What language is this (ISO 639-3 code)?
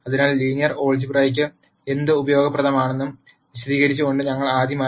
mal